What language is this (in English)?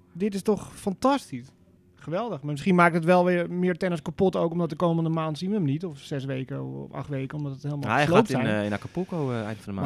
Dutch